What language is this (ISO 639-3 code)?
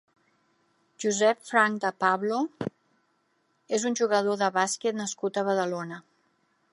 cat